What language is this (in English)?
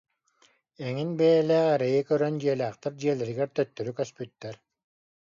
Yakut